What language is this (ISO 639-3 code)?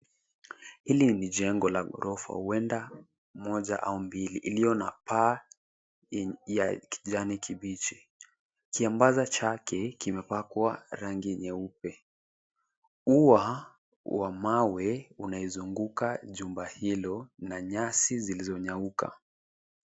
swa